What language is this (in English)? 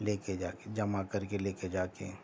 Urdu